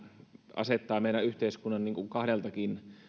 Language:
Finnish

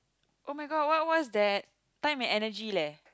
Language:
English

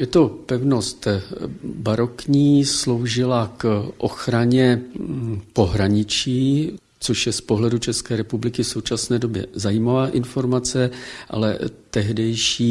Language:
Czech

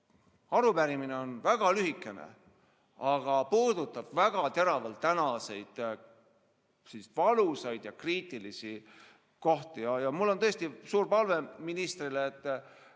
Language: Estonian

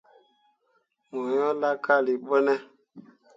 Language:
Mundang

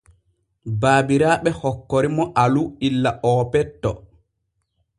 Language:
Borgu Fulfulde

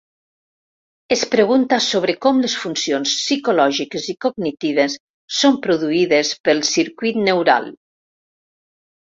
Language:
Catalan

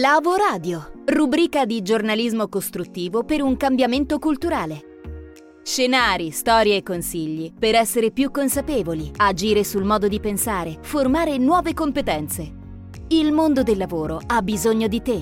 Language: Italian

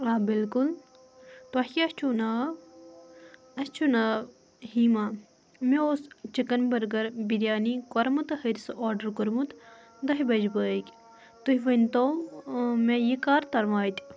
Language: Kashmiri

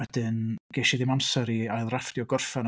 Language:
Welsh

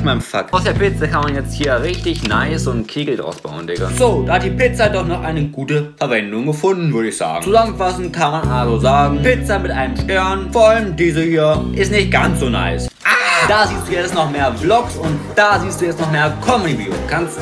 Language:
German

